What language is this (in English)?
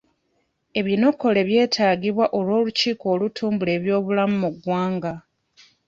Ganda